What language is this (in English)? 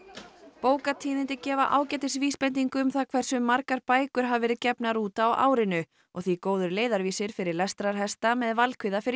Icelandic